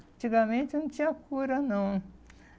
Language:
Portuguese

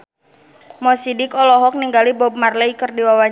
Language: Sundanese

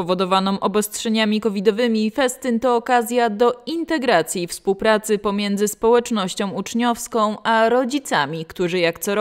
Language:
Polish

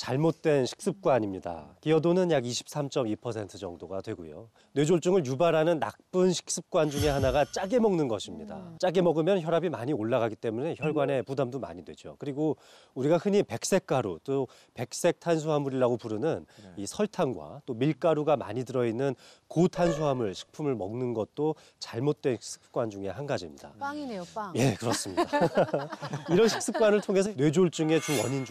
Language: Korean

